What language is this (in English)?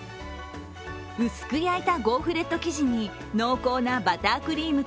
Japanese